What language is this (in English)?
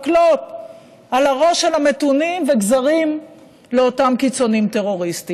Hebrew